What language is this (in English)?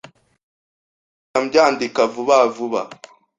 Kinyarwanda